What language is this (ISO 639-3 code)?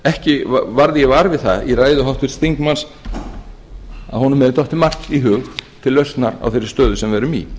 isl